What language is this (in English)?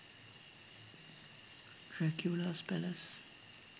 Sinhala